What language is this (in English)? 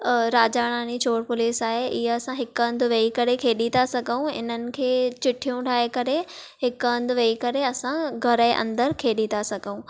Sindhi